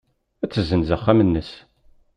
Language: Kabyle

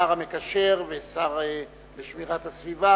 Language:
Hebrew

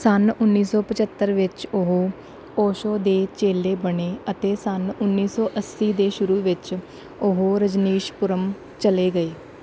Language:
Punjabi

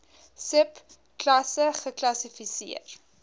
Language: Afrikaans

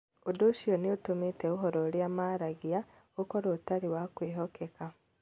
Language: Kikuyu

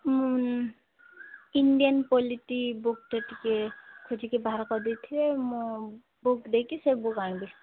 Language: Odia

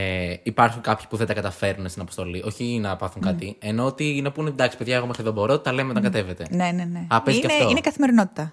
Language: Greek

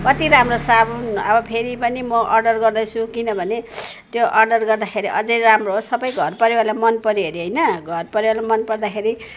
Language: Nepali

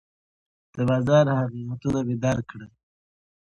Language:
Pashto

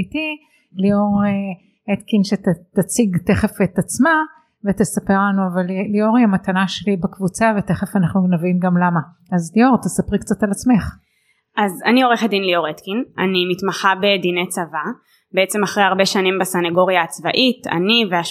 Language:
Hebrew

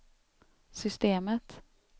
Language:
Swedish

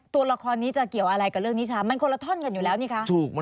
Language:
Thai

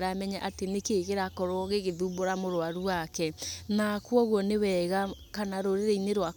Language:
Kikuyu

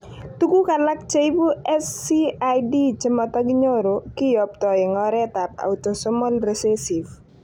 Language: Kalenjin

